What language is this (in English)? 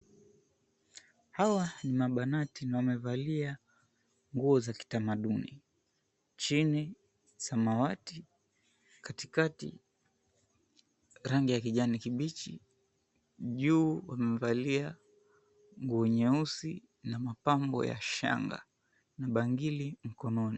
Swahili